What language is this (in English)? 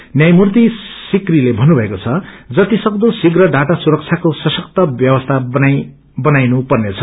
Nepali